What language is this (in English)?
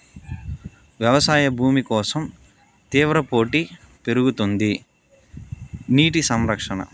Telugu